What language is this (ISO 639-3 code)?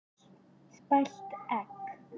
isl